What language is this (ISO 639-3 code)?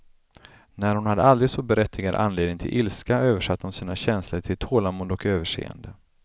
swe